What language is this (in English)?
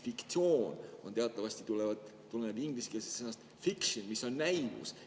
Estonian